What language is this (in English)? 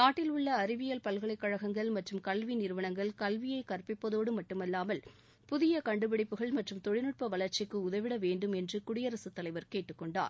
Tamil